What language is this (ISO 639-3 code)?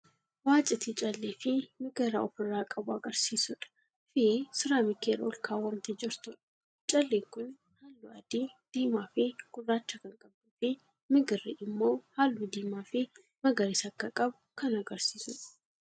orm